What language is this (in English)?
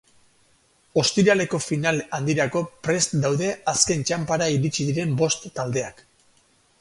Basque